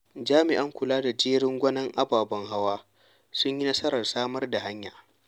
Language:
Hausa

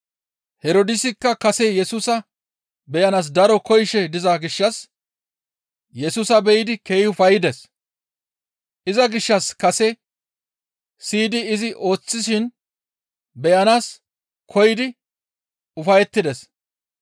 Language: Gamo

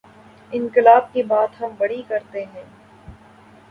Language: Urdu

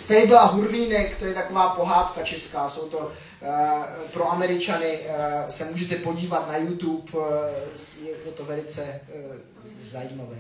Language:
Czech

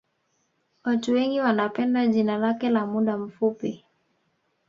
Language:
Swahili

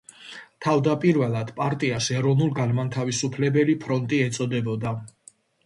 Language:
Georgian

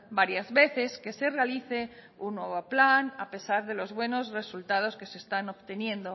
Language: Spanish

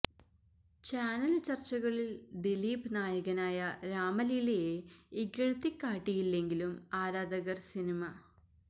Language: Malayalam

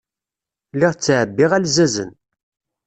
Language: Kabyle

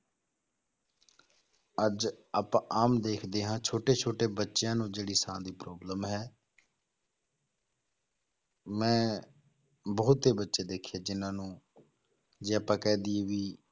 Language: Punjabi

